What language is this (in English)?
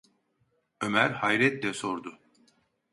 Turkish